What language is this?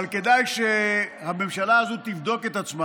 Hebrew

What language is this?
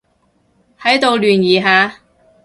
Cantonese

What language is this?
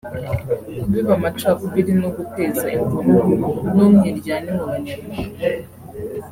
Kinyarwanda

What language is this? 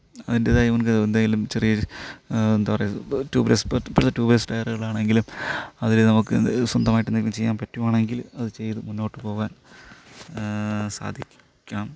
Malayalam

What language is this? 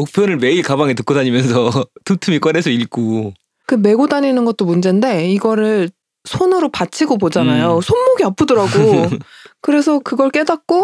Korean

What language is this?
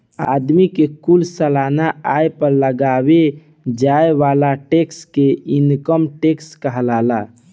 Bhojpuri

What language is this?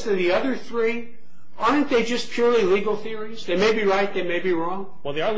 English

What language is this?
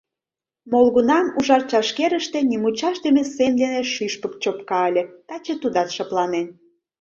Mari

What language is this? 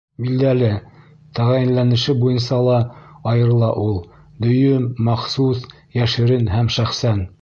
Bashkir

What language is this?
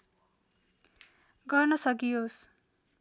Nepali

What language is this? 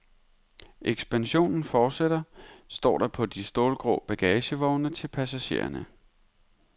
Danish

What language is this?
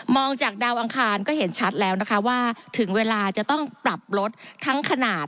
Thai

